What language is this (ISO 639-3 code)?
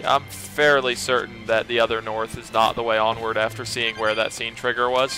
eng